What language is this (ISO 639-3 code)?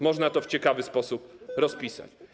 pol